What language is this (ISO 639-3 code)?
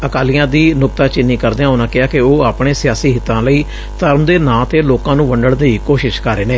pan